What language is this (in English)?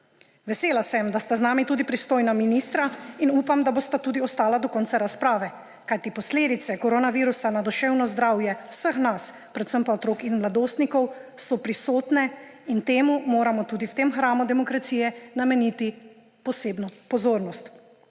Slovenian